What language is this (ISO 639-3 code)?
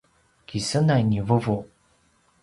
pwn